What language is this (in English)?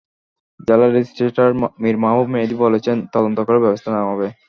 Bangla